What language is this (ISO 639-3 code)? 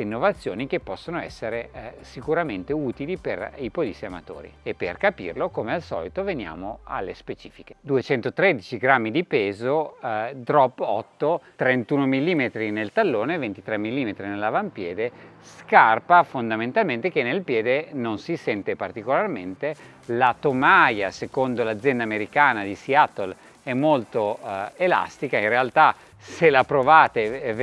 ita